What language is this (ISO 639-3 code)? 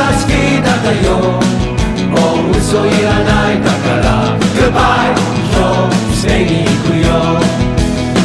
jpn